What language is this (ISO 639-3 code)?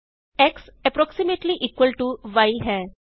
pan